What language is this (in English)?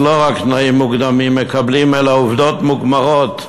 Hebrew